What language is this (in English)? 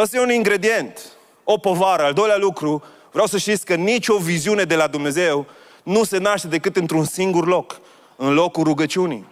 Romanian